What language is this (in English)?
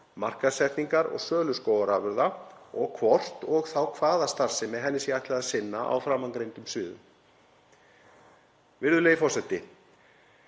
Icelandic